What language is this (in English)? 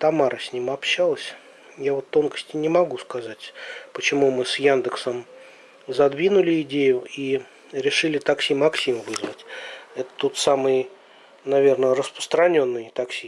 Russian